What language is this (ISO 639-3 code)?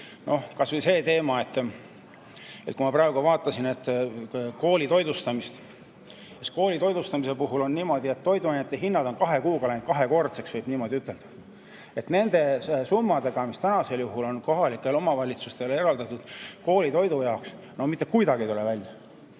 est